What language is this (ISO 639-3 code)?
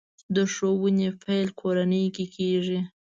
pus